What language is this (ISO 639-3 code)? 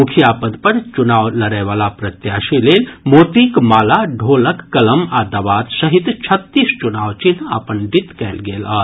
mai